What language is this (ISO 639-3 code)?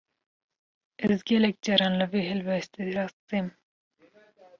kur